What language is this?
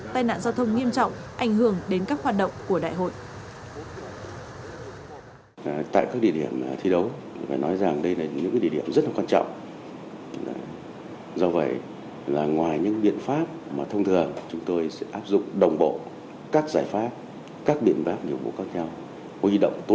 Vietnamese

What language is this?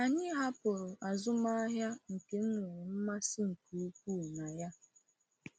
Igbo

